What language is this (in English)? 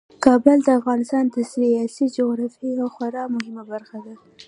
Pashto